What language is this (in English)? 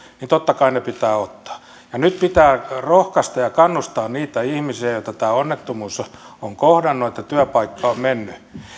Finnish